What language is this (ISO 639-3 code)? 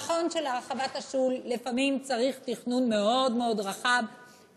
heb